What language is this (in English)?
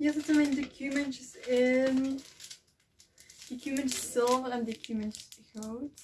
Dutch